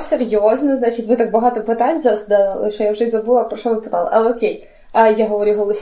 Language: Ukrainian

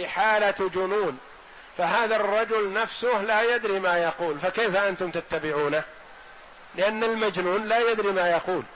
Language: Arabic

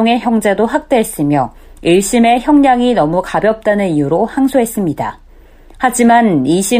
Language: Korean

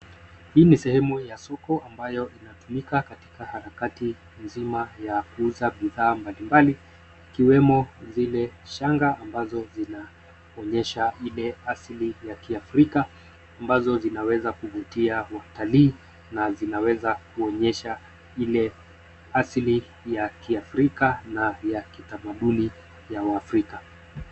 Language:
Swahili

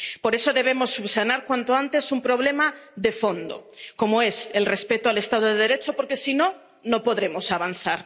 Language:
Spanish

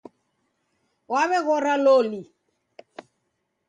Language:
Taita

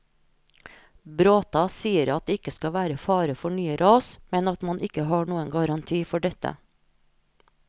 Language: Norwegian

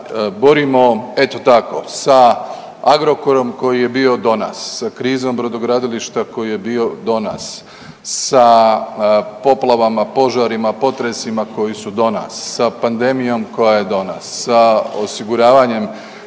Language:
Croatian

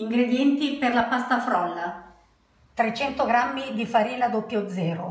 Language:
Italian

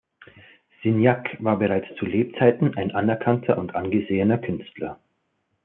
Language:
German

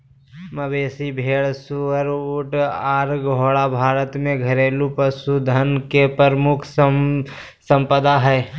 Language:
Magahi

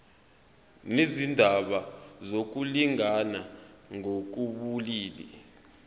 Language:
Zulu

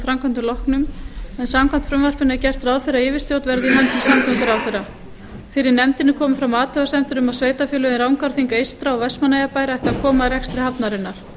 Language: Icelandic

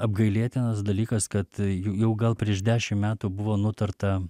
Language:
Lithuanian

